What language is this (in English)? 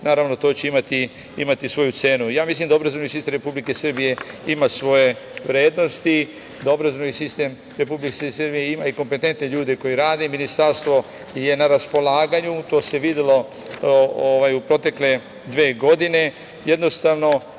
Serbian